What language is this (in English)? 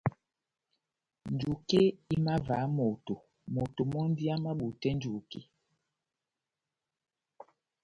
Batanga